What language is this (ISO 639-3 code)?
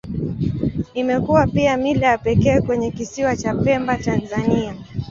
swa